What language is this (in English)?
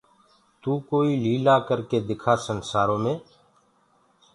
Gurgula